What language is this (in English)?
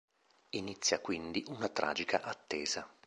Italian